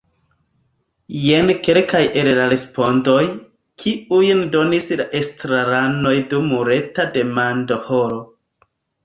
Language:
Esperanto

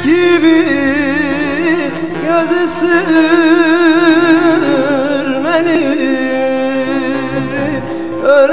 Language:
Arabic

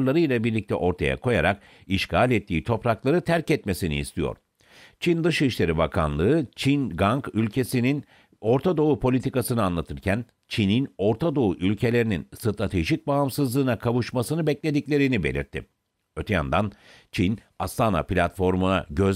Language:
Turkish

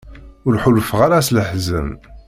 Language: Kabyle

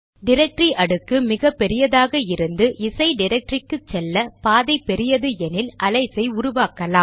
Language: Tamil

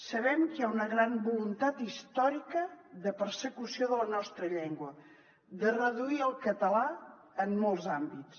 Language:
Catalan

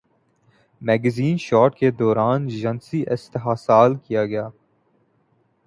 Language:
Urdu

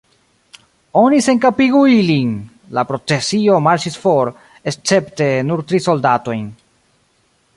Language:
Esperanto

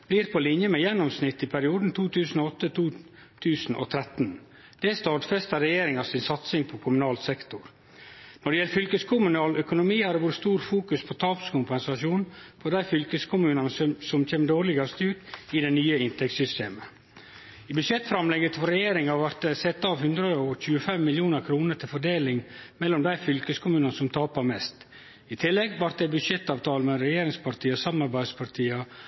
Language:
Norwegian Nynorsk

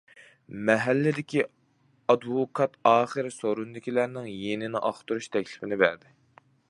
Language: Uyghur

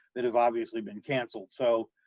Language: English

